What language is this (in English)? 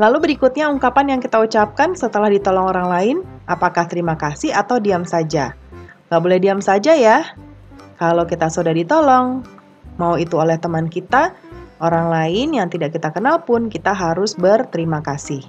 Indonesian